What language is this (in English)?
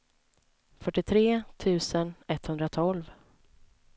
Swedish